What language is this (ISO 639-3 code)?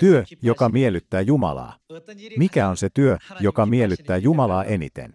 fin